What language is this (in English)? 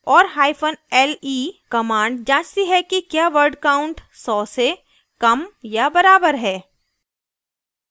Hindi